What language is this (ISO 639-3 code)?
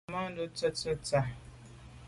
byv